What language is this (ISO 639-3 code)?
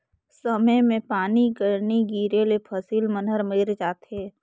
hne